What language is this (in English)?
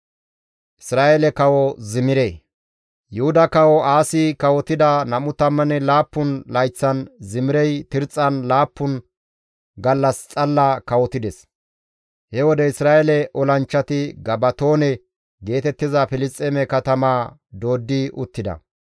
Gamo